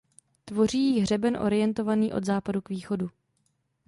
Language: Czech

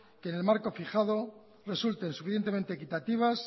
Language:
Spanish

